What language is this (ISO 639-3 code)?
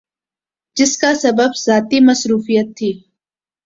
urd